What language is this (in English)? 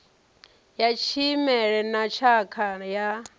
Venda